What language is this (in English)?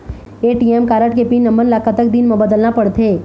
Chhattisgarhi